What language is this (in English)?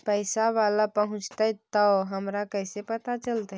Magahi